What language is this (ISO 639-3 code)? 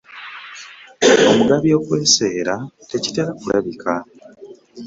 lug